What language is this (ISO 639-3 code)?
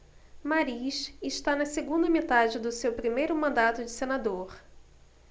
por